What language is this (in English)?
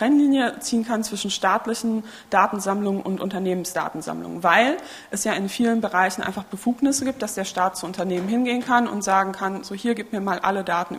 German